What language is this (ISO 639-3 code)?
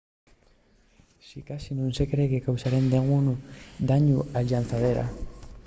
ast